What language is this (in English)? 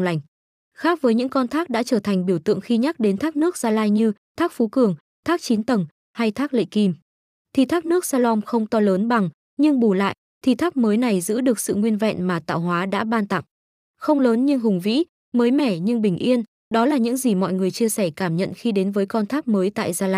Vietnamese